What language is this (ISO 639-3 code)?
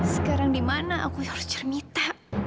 ind